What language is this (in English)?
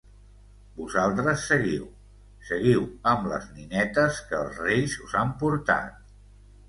Catalan